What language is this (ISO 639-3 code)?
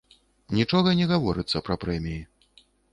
bel